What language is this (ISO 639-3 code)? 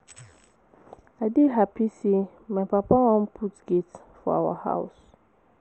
pcm